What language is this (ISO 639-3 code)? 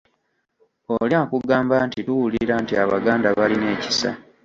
lug